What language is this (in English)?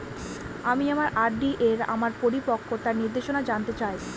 Bangla